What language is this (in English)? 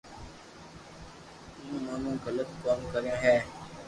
Loarki